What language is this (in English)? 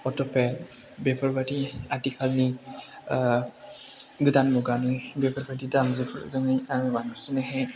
Bodo